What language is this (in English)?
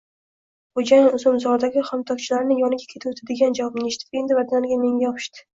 Uzbek